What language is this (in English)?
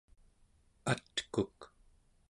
Central Yupik